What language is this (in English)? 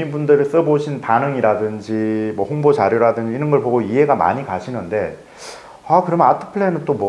Korean